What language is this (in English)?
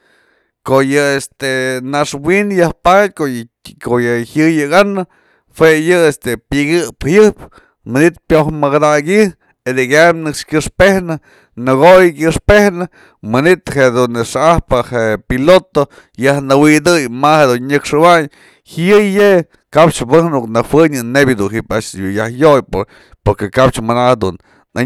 Mazatlán Mixe